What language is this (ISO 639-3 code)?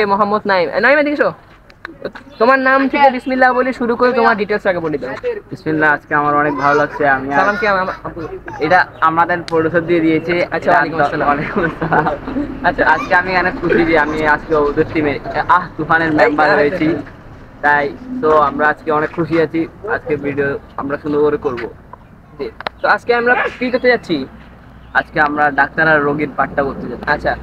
ara